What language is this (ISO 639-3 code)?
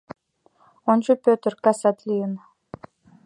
chm